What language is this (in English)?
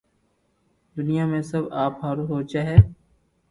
Loarki